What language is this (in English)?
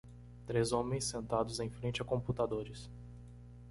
Portuguese